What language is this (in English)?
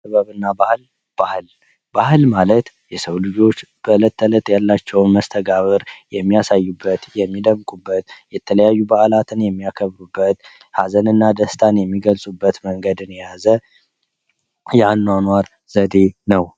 Amharic